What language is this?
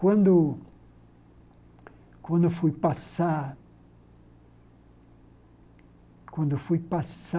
Portuguese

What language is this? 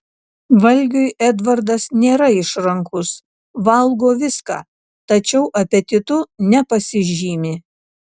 Lithuanian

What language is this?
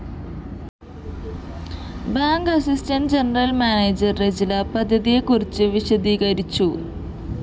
Malayalam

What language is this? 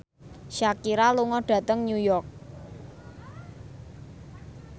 Javanese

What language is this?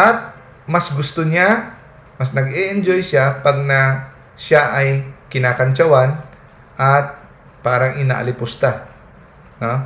Filipino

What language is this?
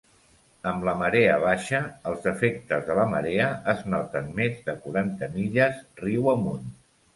Catalan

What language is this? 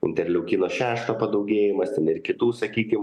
Lithuanian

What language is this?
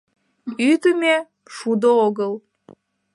Mari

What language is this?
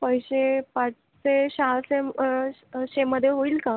Marathi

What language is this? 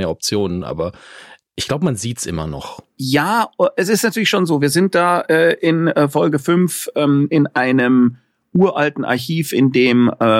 German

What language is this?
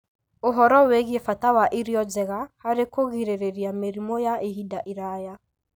Kikuyu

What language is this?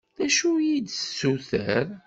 Kabyle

